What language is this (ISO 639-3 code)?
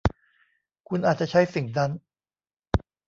tha